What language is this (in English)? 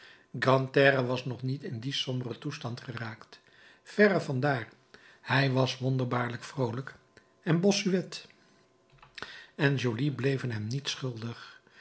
Dutch